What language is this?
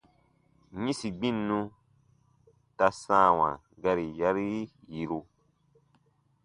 Baatonum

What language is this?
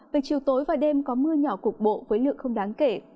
Vietnamese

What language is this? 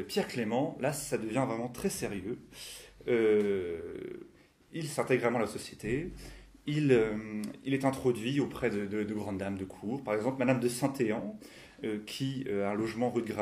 French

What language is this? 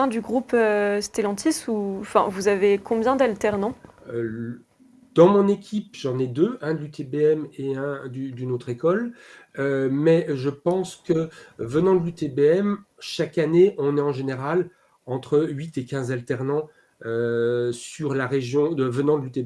French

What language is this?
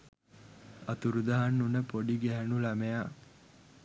Sinhala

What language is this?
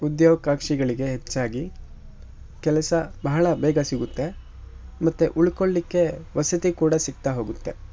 Kannada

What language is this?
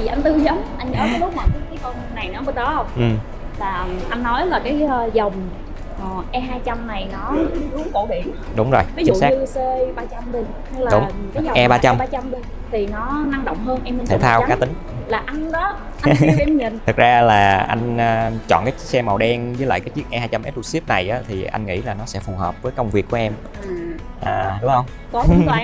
Vietnamese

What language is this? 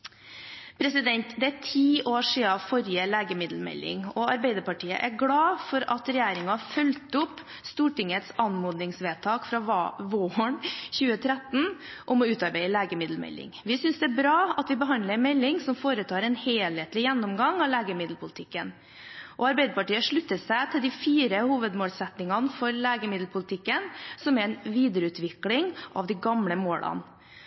Norwegian Bokmål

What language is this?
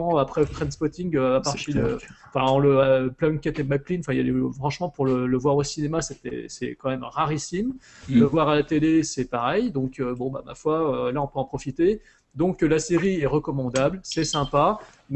French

